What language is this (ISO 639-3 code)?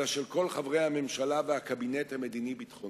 heb